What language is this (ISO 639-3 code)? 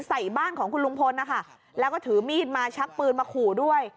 tha